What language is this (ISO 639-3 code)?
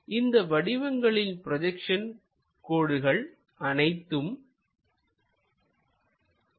tam